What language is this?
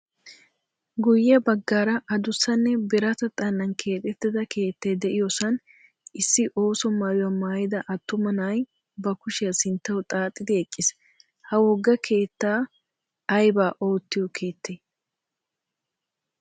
Wolaytta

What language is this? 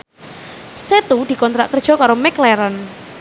Javanese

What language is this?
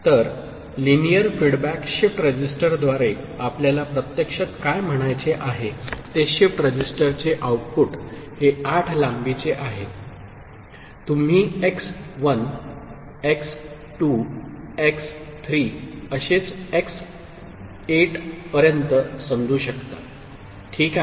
Marathi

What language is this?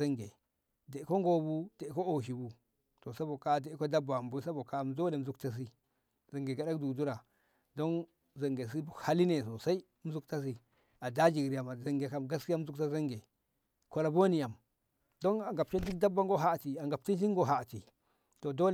Ngamo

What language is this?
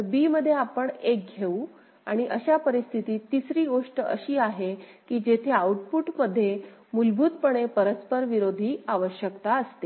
Marathi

